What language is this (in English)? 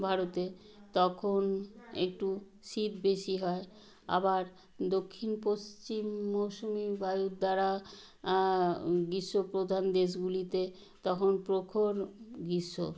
Bangla